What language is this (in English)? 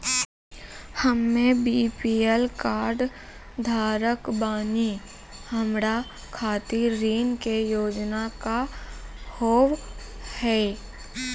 Maithili